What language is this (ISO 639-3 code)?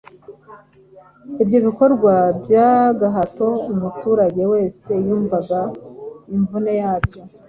kin